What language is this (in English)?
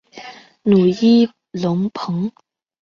Chinese